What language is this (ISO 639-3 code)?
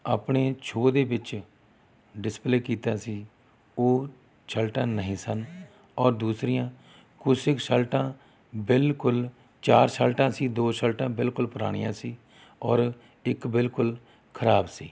pan